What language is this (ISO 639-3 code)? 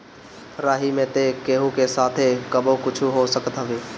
bho